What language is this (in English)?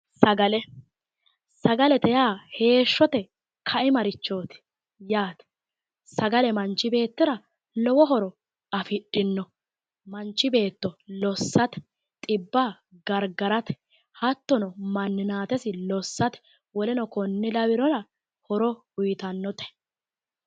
Sidamo